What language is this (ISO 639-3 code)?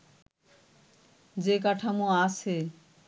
ben